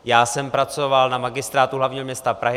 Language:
Czech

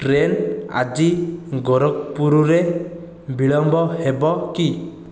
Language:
Odia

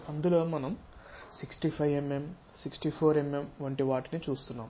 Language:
Telugu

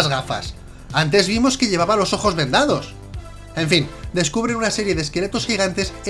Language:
Spanish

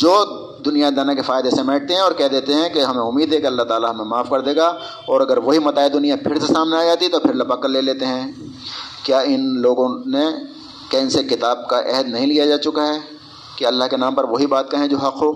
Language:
Urdu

